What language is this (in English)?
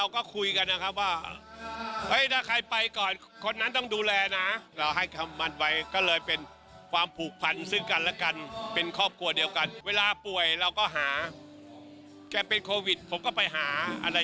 Thai